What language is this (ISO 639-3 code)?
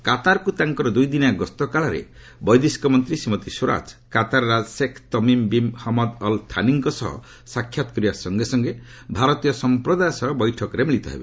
ori